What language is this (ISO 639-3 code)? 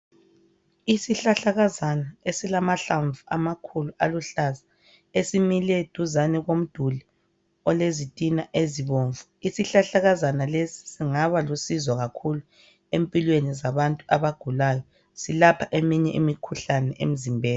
nde